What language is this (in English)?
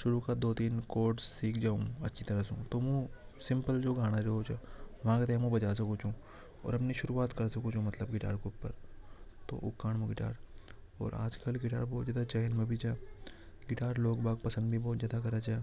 Hadothi